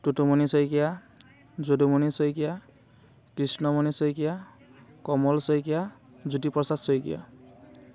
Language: Assamese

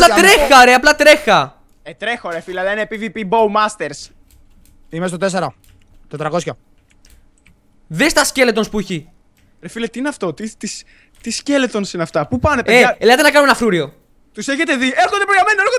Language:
Greek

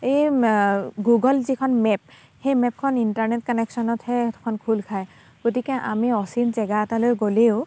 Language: Assamese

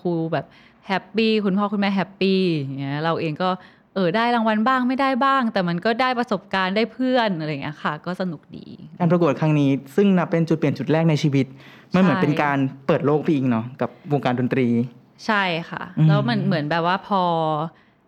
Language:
Thai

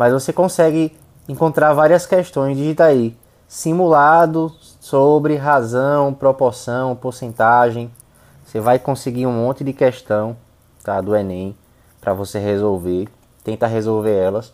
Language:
Portuguese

